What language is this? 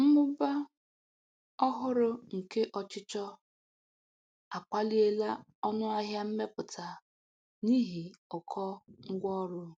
Igbo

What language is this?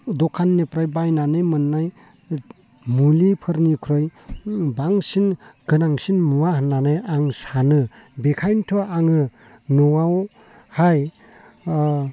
Bodo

